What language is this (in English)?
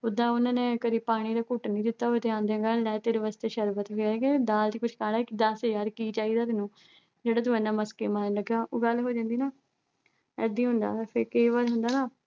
Punjabi